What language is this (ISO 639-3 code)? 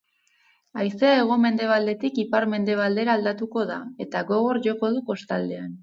eus